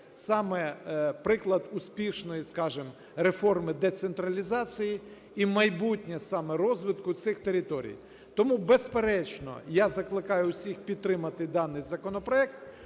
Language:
Ukrainian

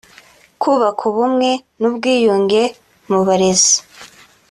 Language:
Kinyarwanda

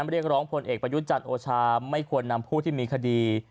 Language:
Thai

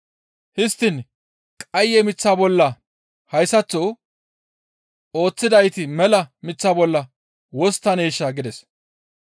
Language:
Gamo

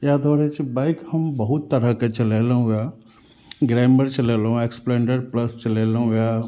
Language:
Maithili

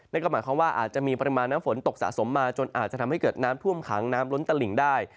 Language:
Thai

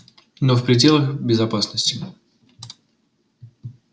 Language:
Russian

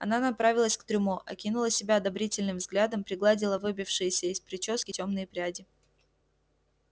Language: Russian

